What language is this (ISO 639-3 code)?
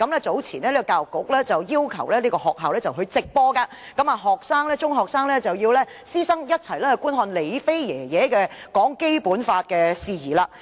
yue